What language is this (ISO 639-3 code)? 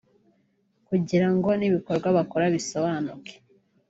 kin